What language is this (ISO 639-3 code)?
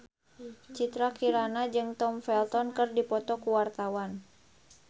sun